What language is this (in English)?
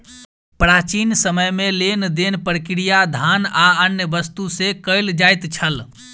Maithili